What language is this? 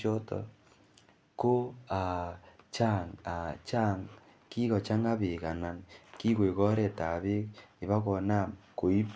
Kalenjin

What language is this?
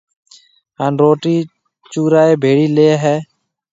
Marwari (Pakistan)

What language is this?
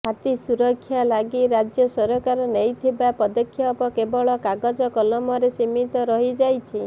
Odia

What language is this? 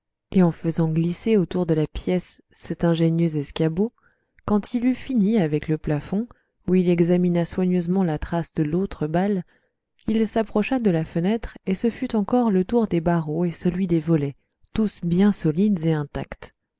French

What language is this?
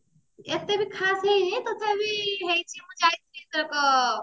Odia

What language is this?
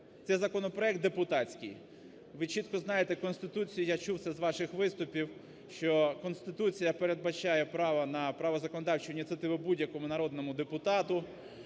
Ukrainian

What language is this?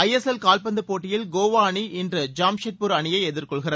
Tamil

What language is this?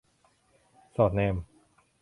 Thai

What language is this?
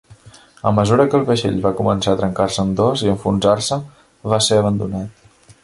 Catalan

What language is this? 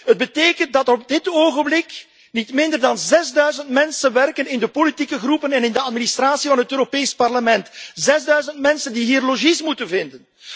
Dutch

